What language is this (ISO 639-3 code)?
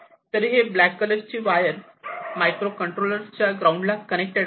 mar